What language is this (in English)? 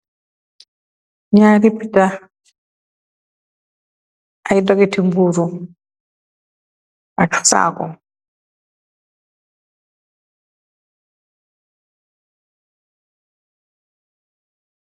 Wolof